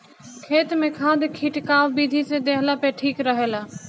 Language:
Bhojpuri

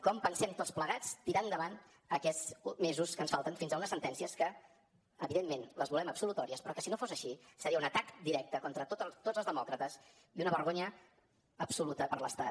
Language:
Catalan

